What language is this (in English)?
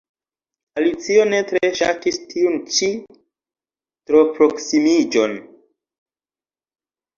Esperanto